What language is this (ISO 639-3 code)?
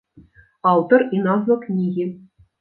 bel